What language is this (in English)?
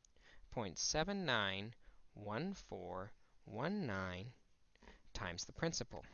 English